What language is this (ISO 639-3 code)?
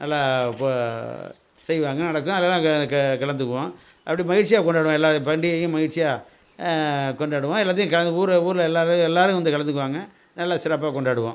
tam